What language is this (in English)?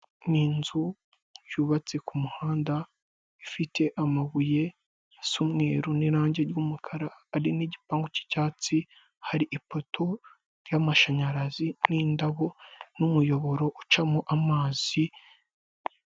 Kinyarwanda